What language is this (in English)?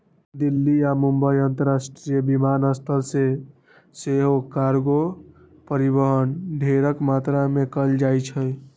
Magahi